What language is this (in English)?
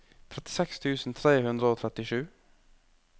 Norwegian